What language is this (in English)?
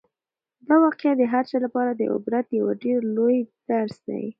Pashto